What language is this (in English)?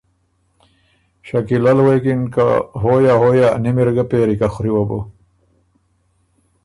Ormuri